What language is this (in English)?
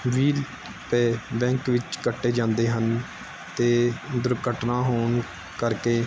Punjabi